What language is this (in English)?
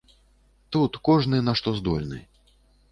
Belarusian